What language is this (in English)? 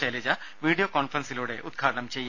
Malayalam